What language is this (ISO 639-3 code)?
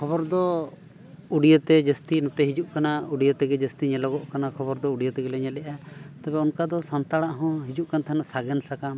sat